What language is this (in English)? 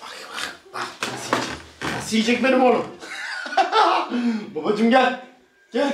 Turkish